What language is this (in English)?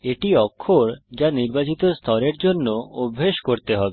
Bangla